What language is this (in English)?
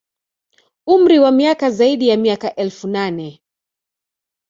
Swahili